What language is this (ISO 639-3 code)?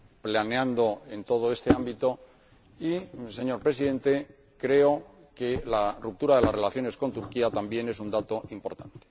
spa